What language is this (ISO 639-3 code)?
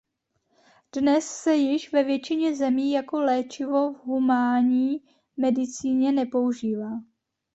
ces